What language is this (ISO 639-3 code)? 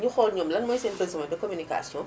wol